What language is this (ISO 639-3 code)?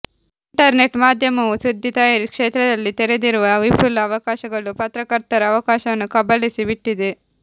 kan